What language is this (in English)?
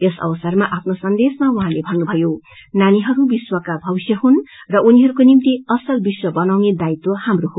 Nepali